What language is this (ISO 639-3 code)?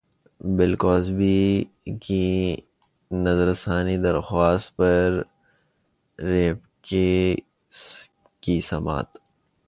urd